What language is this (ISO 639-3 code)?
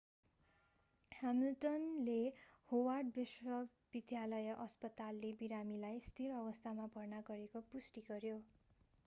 nep